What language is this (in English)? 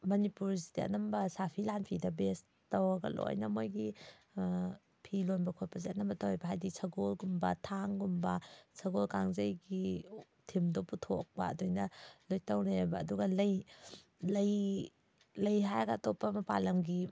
Manipuri